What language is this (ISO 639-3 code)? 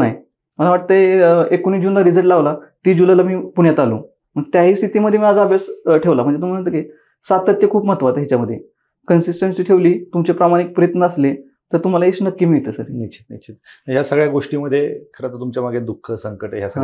mar